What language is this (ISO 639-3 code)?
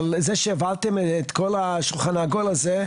heb